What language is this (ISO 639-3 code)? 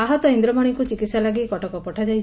ori